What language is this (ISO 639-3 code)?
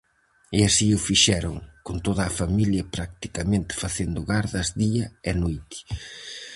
glg